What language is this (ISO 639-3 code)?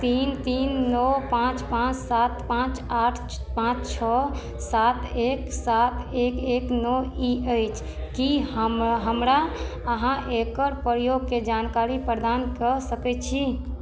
mai